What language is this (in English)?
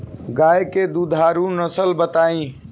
Bhojpuri